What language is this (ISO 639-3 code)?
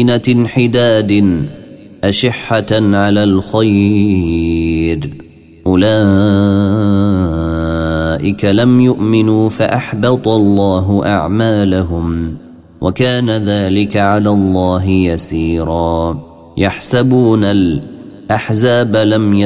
ara